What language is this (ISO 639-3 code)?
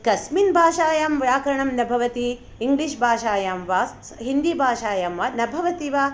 san